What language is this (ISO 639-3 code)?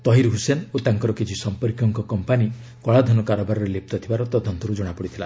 ori